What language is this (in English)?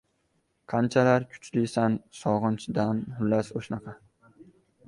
Uzbek